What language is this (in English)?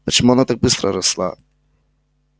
Russian